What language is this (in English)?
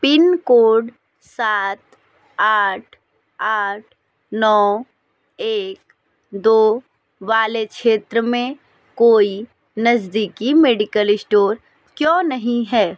Hindi